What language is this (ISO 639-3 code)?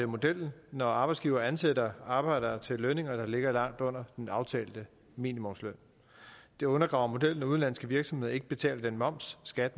dan